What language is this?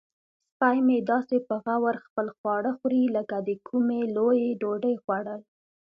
Pashto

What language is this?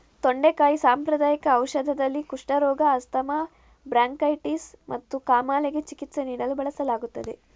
Kannada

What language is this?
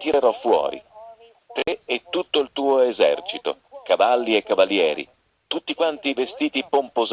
Italian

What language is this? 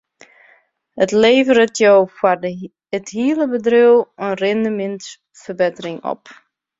Western Frisian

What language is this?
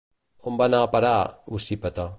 Catalan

